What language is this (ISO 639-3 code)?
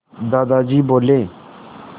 hin